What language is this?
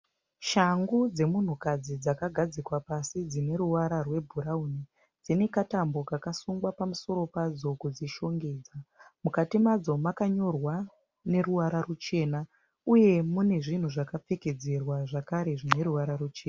Shona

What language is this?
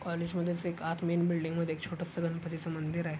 Marathi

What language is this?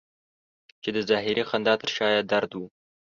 Pashto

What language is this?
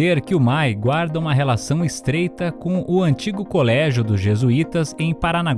Portuguese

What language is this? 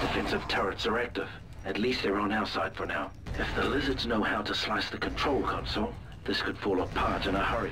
English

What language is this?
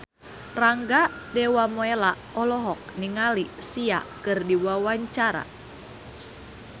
Sundanese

